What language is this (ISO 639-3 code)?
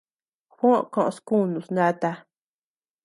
cux